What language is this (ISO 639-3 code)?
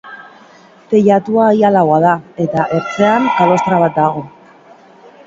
eus